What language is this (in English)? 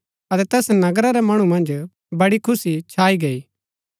Gaddi